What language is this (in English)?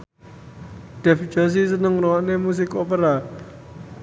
Javanese